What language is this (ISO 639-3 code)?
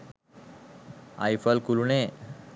sin